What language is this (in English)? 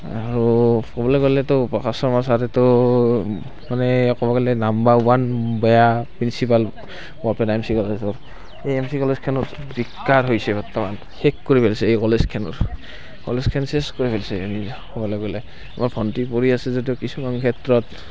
Assamese